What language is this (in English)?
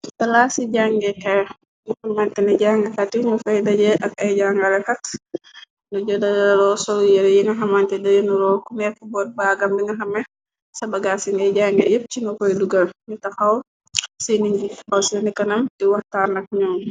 Wolof